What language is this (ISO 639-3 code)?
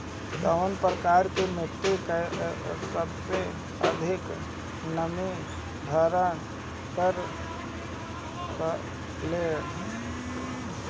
bho